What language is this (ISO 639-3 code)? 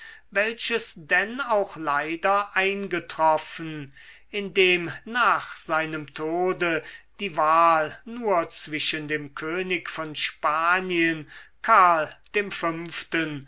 deu